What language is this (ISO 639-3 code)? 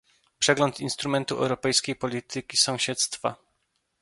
pol